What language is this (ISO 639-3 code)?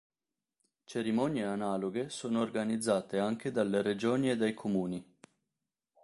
ita